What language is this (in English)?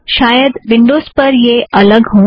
Hindi